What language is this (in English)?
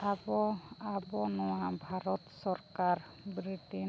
Santali